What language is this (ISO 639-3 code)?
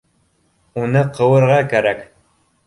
bak